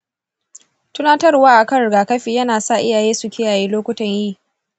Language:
Hausa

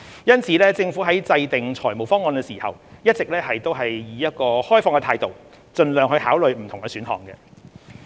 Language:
Cantonese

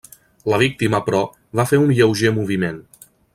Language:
Catalan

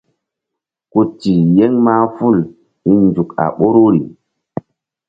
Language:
Mbum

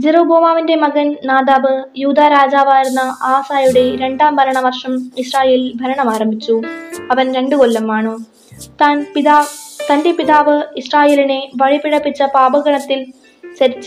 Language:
Malayalam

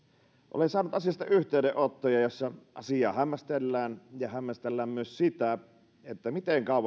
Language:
Finnish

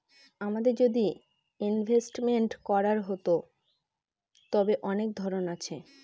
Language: Bangla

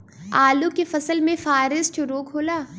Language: Bhojpuri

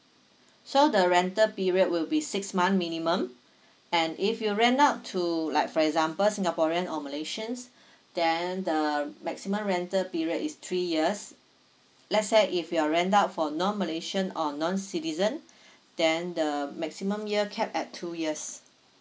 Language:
English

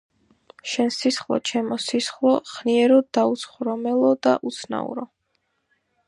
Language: Georgian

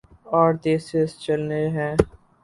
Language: Urdu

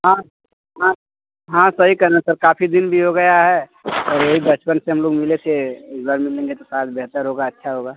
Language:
Hindi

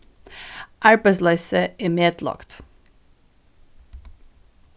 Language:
Faroese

